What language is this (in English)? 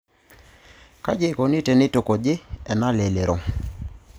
Masai